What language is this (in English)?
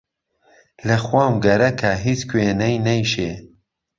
Central Kurdish